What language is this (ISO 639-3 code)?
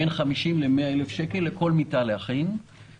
heb